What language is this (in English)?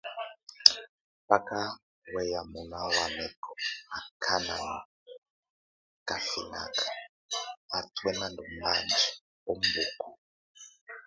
Tunen